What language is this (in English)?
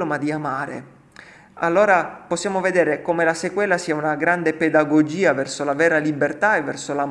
Italian